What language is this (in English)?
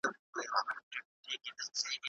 Pashto